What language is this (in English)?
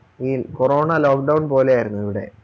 Malayalam